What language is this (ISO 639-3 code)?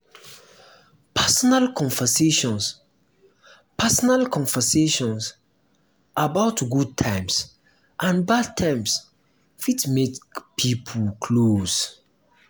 pcm